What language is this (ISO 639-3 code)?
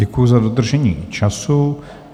ces